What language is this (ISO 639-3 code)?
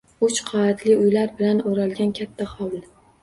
uzb